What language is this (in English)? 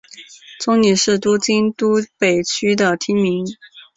Chinese